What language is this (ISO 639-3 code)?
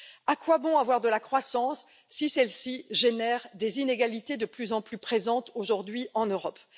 fra